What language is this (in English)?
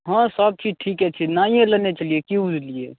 Maithili